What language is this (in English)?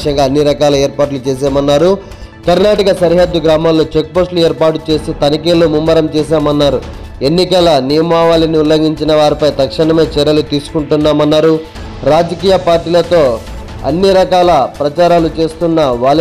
Telugu